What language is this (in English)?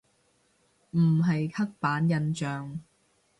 Cantonese